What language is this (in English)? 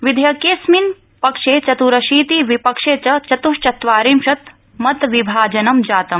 Sanskrit